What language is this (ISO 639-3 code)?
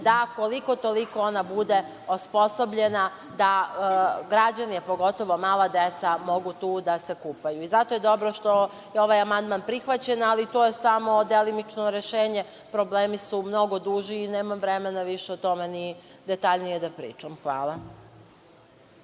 srp